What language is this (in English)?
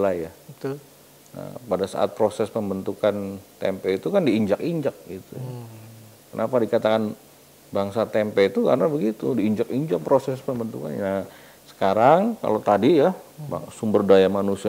Indonesian